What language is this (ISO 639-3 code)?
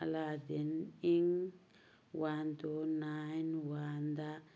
mni